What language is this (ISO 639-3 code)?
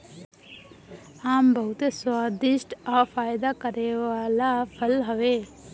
bho